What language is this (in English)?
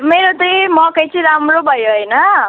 Nepali